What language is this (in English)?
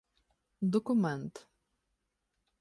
Ukrainian